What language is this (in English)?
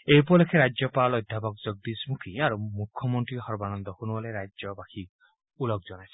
Assamese